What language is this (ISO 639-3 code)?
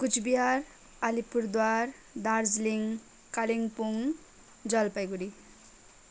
nep